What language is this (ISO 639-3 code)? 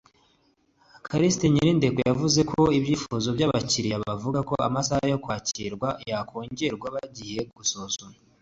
kin